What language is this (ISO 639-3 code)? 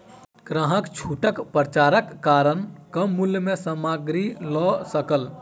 mai